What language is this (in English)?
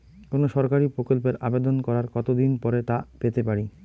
Bangla